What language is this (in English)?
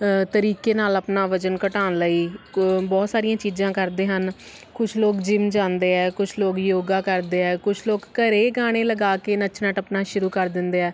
Punjabi